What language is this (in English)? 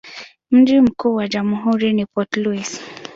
Swahili